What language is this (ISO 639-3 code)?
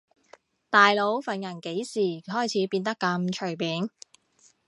yue